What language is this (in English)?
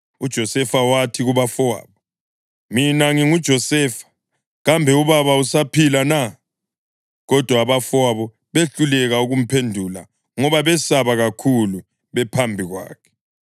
North Ndebele